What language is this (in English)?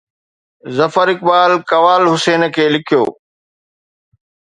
Sindhi